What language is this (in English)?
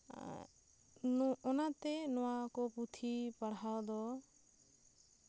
Santali